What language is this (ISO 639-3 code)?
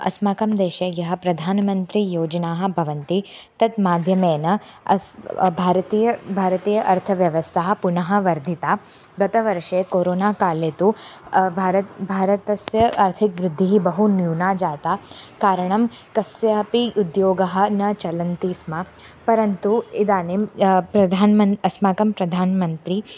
san